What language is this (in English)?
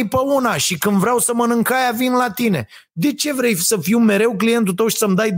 Romanian